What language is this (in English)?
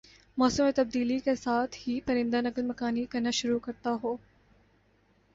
Urdu